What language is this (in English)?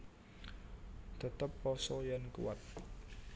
Javanese